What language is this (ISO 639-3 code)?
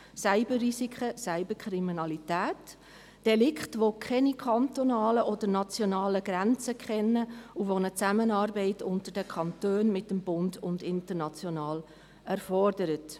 gsw